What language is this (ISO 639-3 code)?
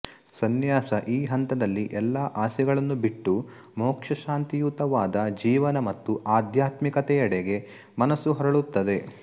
kan